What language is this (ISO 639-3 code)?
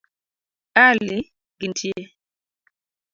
luo